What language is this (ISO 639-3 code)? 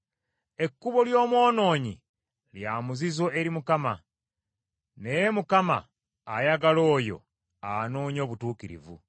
lug